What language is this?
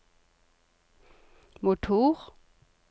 Norwegian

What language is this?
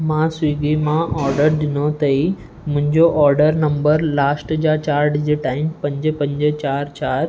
Sindhi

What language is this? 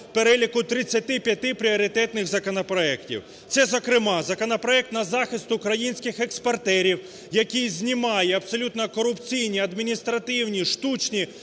Ukrainian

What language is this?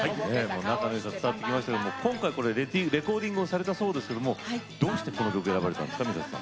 Japanese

